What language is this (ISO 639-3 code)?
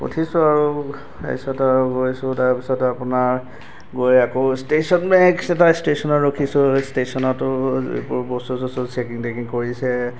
asm